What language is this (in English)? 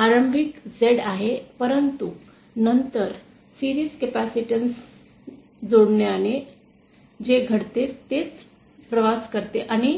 Marathi